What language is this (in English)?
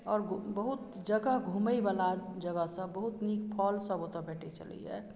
Maithili